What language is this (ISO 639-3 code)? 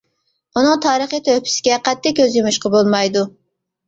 uig